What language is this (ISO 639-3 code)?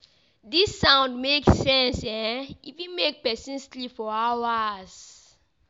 pcm